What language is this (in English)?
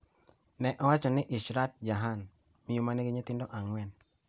Luo (Kenya and Tanzania)